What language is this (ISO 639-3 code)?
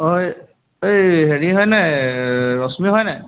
asm